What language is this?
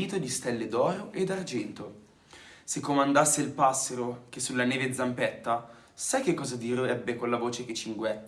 Italian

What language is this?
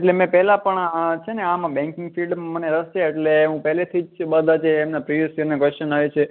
Gujarati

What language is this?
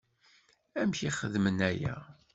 Kabyle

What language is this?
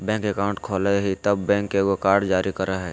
Magahi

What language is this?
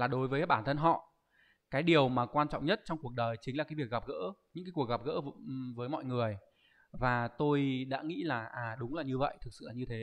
Vietnamese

